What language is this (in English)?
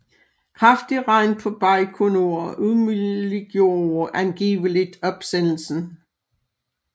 Danish